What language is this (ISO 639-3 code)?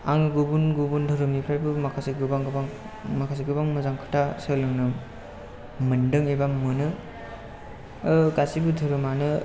brx